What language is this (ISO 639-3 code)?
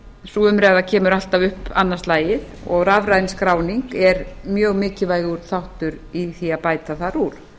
isl